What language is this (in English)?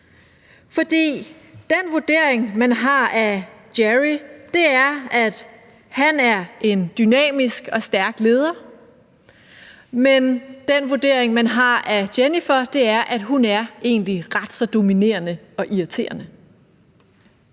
Danish